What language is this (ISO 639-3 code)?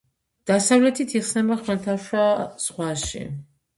kat